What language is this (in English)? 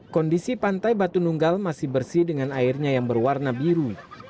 Indonesian